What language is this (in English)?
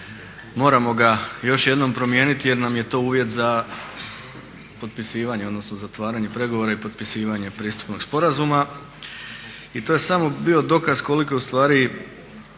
Croatian